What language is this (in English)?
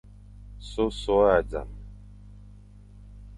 Fang